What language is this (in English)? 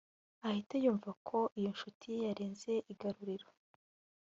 Kinyarwanda